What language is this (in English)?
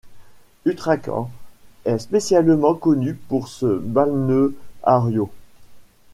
French